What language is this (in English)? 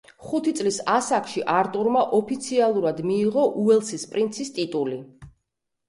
Georgian